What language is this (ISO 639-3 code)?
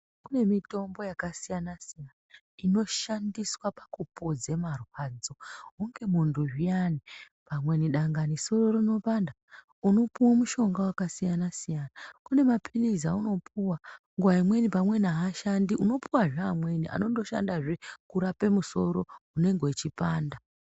ndc